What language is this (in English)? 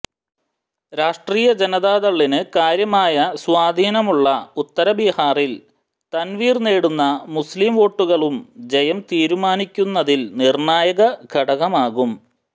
Malayalam